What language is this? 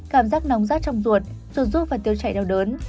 Vietnamese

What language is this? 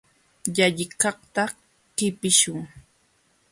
Jauja Wanca Quechua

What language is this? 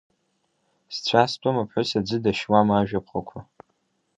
Abkhazian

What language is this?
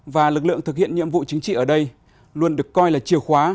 Vietnamese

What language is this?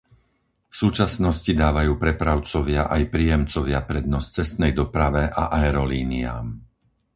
Slovak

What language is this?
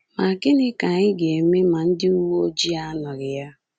Igbo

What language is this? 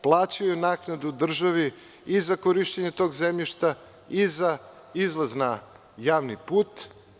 Serbian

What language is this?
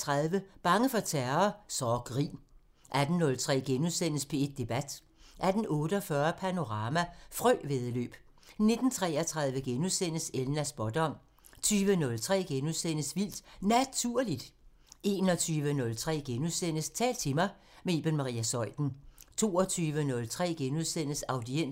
Danish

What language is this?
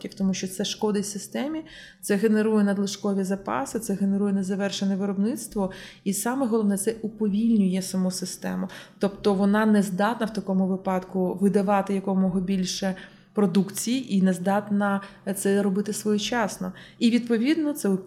Ukrainian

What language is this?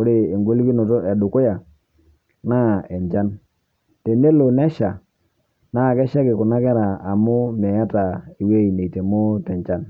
Masai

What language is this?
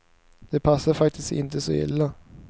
Swedish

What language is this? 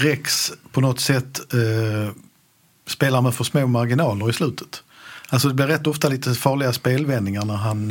Swedish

